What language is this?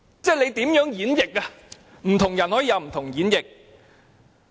Cantonese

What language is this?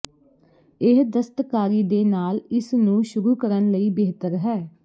Punjabi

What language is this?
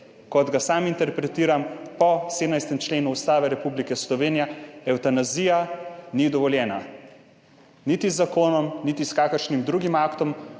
Slovenian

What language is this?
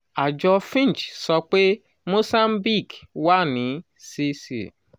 Yoruba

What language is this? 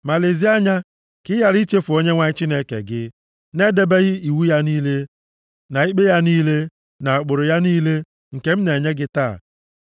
Igbo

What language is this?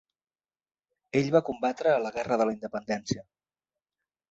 Catalan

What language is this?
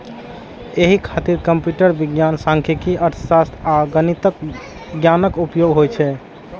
Maithili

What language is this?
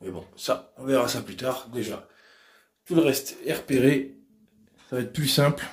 French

